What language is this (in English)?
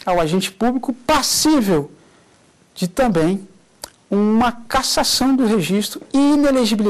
Portuguese